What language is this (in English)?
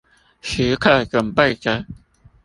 Chinese